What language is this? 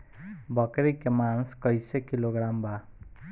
Bhojpuri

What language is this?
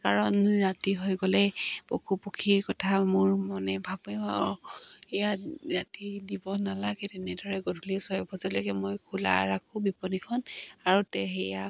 Assamese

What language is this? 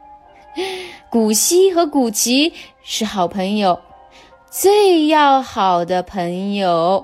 Chinese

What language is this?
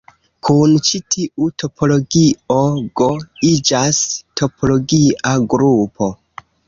Esperanto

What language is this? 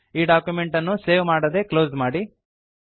Kannada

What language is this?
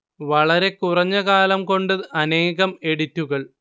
Malayalam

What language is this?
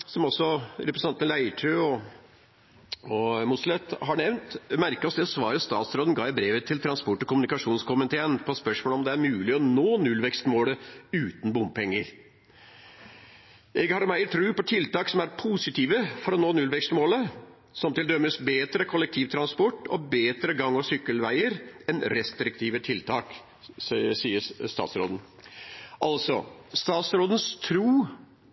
Norwegian Bokmål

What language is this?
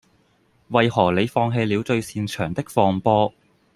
Cantonese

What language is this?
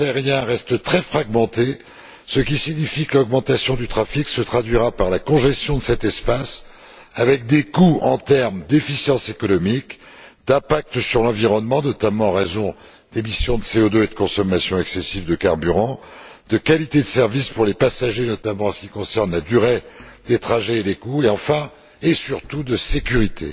French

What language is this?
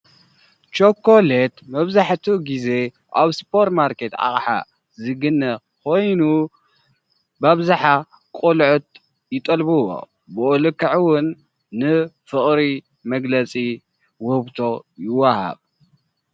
Tigrinya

